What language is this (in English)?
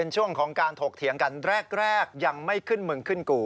Thai